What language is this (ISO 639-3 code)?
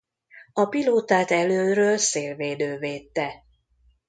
hun